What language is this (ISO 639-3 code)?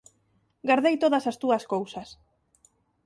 glg